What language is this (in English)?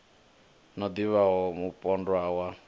Venda